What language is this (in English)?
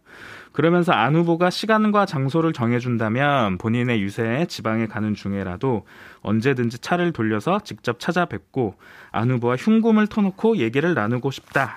Korean